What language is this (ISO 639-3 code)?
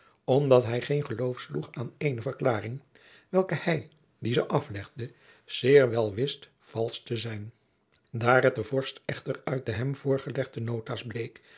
nld